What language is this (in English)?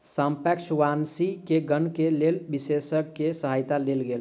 Maithili